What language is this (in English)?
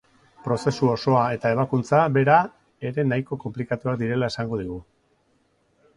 Basque